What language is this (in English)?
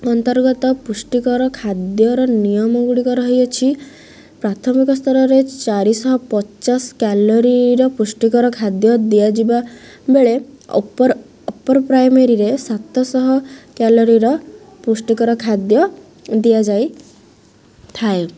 Odia